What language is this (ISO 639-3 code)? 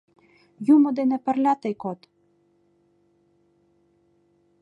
chm